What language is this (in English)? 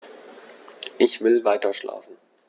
German